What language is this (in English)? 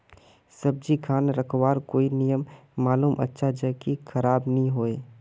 Magahi